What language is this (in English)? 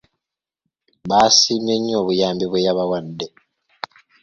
Ganda